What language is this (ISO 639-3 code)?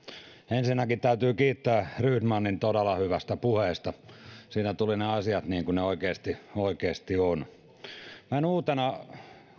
fin